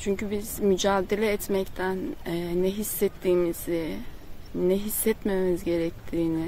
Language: Turkish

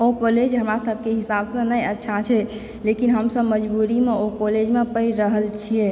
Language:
Maithili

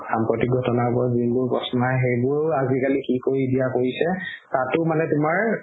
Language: Assamese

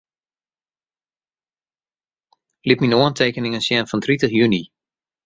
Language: Western Frisian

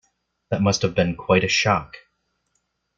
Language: English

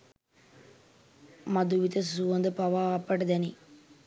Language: Sinhala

